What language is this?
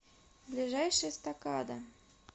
Russian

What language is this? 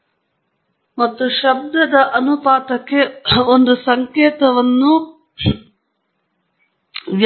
Kannada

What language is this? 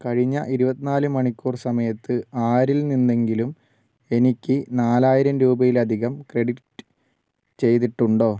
Malayalam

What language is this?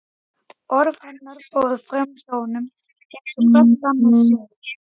Icelandic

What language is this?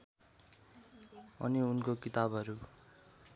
Nepali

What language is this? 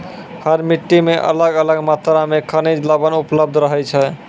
Maithili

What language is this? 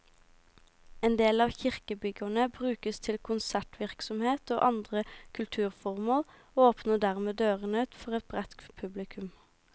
Norwegian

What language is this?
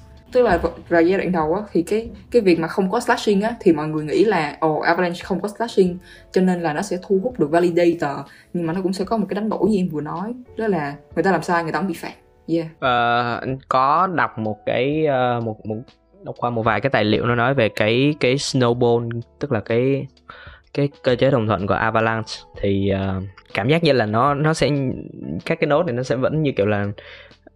Vietnamese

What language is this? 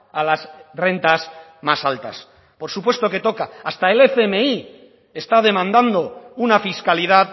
Spanish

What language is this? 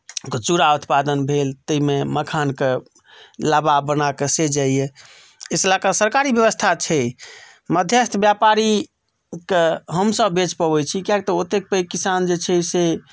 Maithili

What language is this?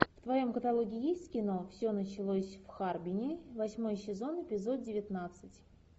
Russian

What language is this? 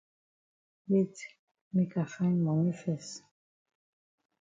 Cameroon Pidgin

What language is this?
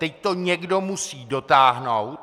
Czech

